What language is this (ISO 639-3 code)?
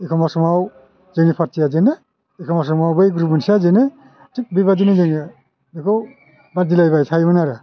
brx